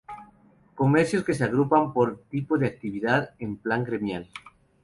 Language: Spanish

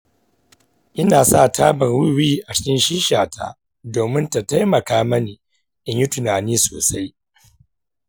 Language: Hausa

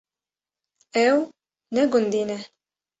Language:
Kurdish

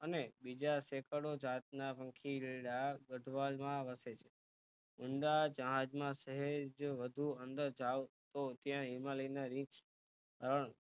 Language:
Gujarati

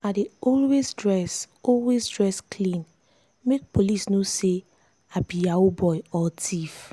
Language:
Nigerian Pidgin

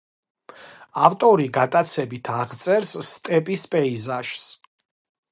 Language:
Georgian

